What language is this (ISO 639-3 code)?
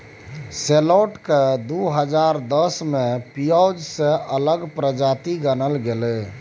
mai